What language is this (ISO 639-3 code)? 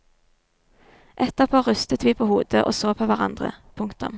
nor